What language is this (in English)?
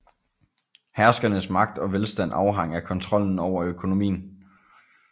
Danish